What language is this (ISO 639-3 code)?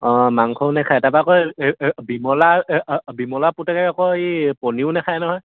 asm